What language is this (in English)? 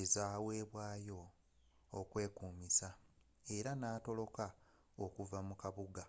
Ganda